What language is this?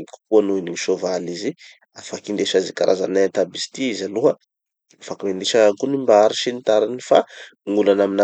Tanosy Malagasy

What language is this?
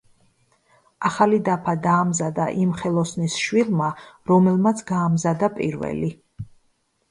Georgian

